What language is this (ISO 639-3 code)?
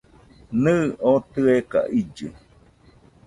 hux